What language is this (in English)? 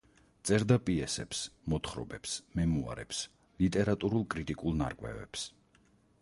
Georgian